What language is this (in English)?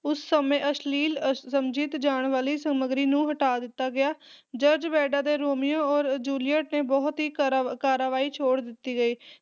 Punjabi